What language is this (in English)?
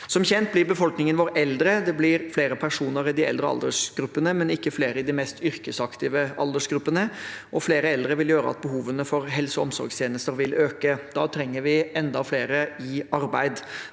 Norwegian